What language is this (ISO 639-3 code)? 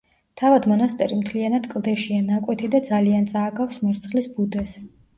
kat